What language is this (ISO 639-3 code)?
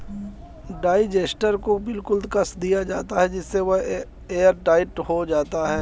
hin